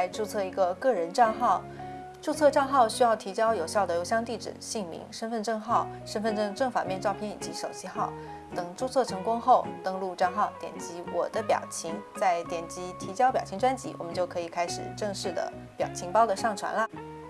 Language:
Chinese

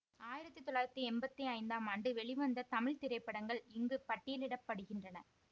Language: Tamil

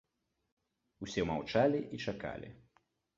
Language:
Belarusian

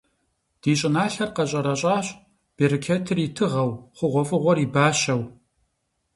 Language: Kabardian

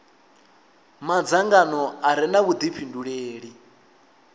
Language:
Venda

